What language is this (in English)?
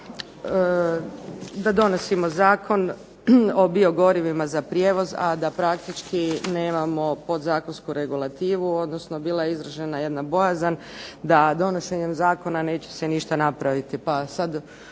Croatian